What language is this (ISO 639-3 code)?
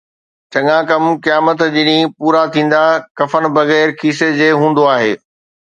snd